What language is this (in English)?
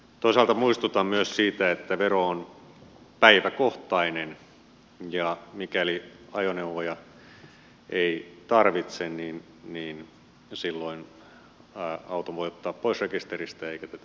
Finnish